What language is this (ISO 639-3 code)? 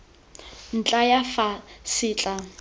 tsn